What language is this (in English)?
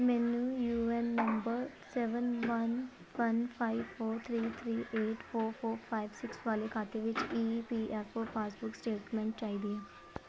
Punjabi